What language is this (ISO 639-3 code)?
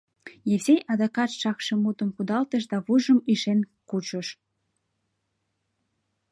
chm